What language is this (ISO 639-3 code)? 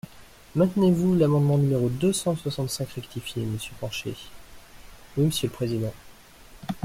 fra